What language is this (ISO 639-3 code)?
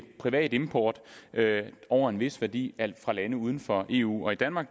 dan